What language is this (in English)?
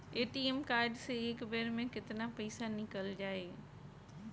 Bhojpuri